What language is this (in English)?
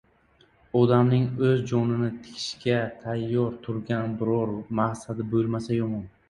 Uzbek